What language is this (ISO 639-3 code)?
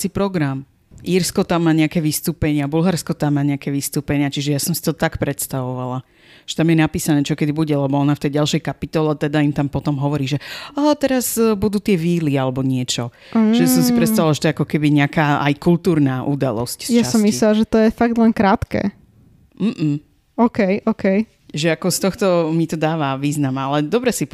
slk